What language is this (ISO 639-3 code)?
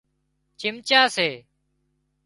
kxp